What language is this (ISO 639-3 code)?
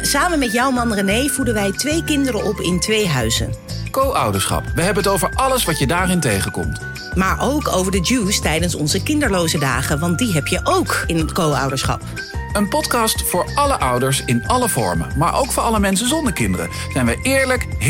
nld